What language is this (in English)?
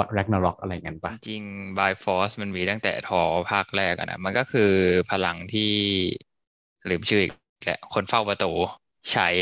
Thai